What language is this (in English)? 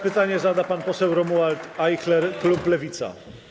Polish